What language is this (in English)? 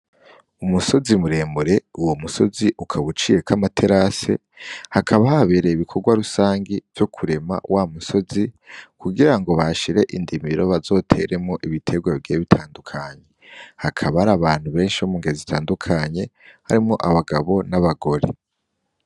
Rundi